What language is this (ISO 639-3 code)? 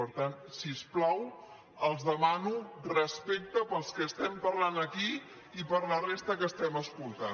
cat